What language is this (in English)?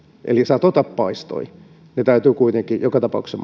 Finnish